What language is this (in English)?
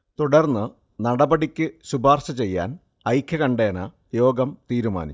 Malayalam